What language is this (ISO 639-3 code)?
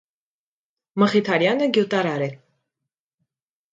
hye